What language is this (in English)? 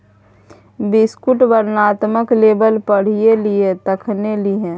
Maithili